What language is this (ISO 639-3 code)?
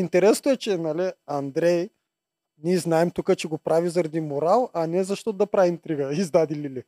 bul